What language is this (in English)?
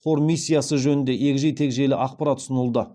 Kazakh